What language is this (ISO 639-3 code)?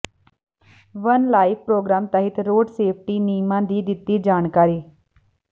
pan